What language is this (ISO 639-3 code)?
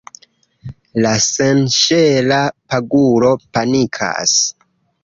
epo